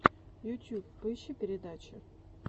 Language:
Russian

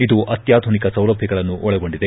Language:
Kannada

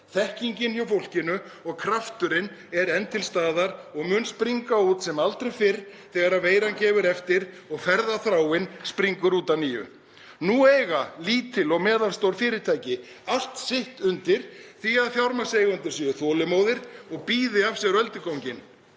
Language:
Icelandic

